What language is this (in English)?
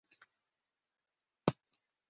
Bashkir